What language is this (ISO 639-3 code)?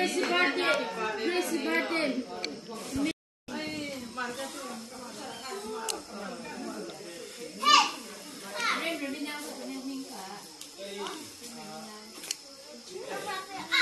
tha